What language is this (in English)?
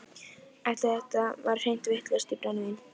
Icelandic